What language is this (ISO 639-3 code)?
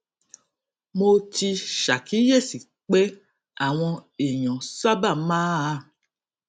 yor